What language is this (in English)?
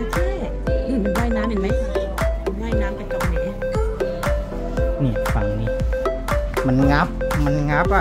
Thai